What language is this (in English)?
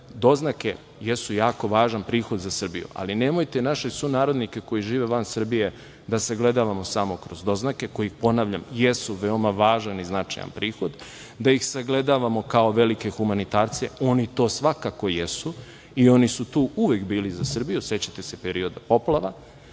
Serbian